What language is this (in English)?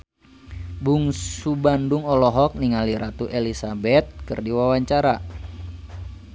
Sundanese